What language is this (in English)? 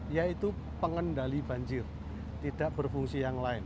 Indonesian